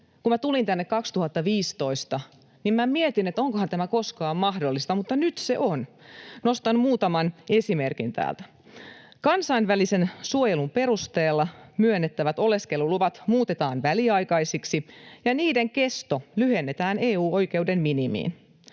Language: Finnish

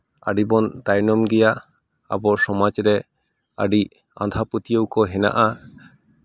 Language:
Santali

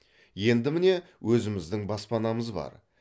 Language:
Kazakh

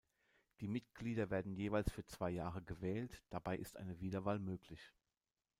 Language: German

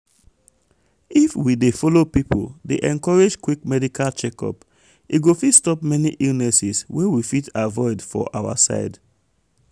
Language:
Nigerian Pidgin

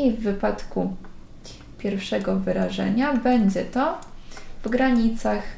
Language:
Polish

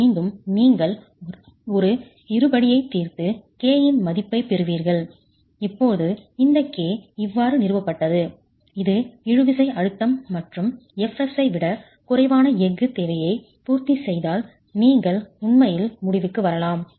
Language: Tamil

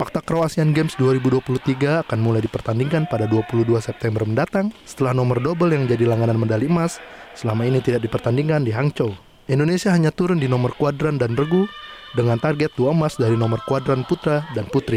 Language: Indonesian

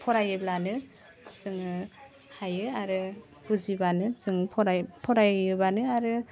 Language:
Bodo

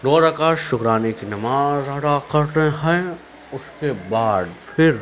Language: Urdu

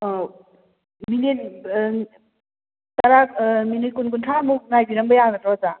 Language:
Manipuri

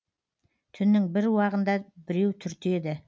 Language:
Kazakh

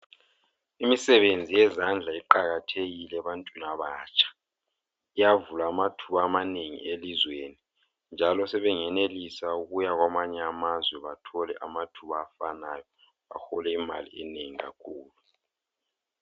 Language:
North Ndebele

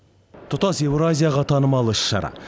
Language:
Kazakh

